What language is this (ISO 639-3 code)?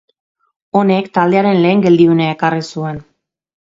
eus